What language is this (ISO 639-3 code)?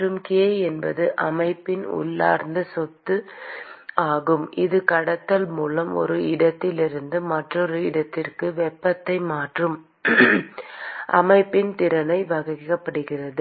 tam